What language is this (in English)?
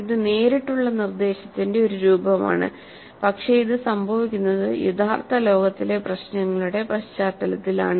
Malayalam